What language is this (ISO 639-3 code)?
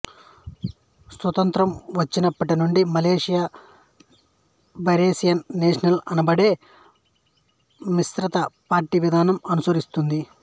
tel